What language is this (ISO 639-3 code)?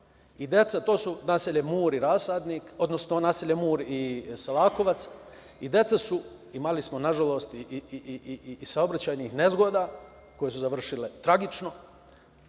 srp